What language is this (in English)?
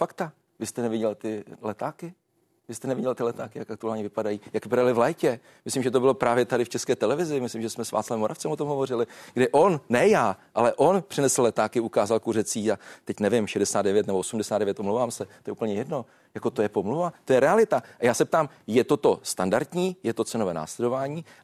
Czech